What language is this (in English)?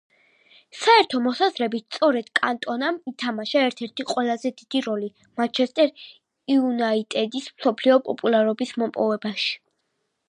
Georgian